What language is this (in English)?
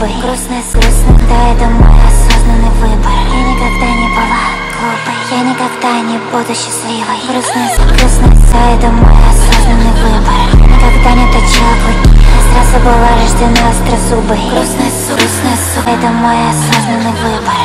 Russian